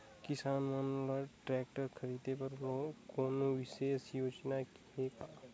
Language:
Chhattisgarhi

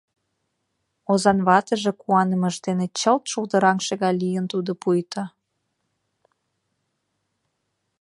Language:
Mari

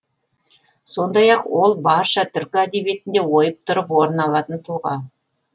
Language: Kazakh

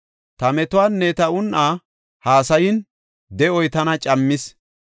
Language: Gofa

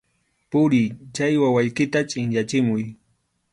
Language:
Arequipa-La Unión Quechua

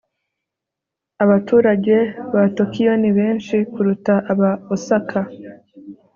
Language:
Kinyarwanda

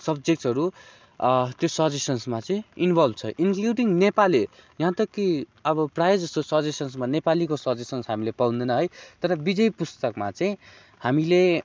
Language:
Nepali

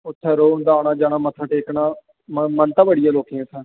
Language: Dogri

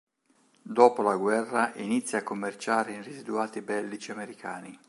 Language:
Italian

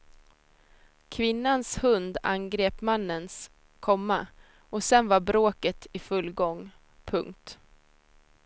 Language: Swedish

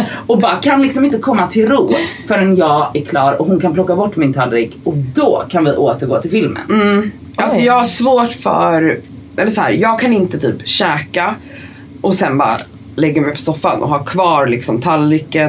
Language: Swedish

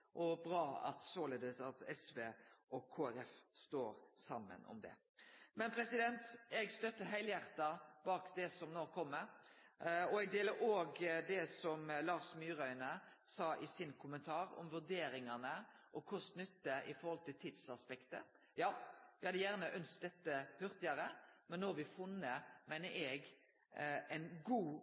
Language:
Norwegian Nynorsk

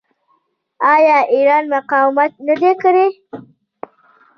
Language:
Pashto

